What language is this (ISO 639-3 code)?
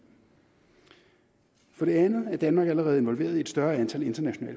dan